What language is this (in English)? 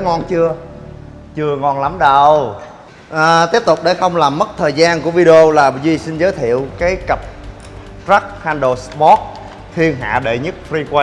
Vietnamese